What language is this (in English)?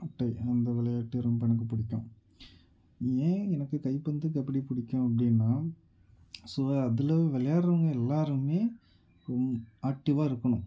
Tamil